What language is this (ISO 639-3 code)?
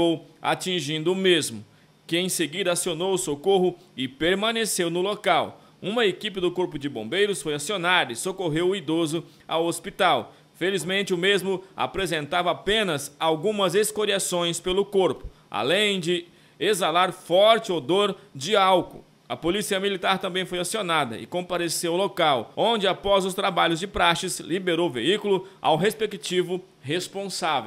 por